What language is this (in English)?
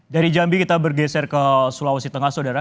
Indonesian